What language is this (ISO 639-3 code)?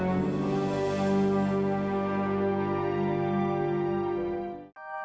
ind